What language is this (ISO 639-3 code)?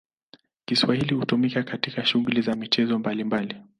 swa